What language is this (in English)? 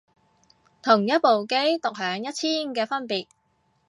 Cantonese